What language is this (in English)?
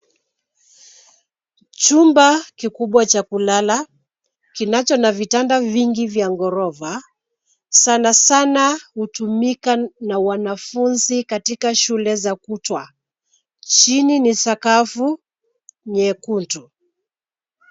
Swahili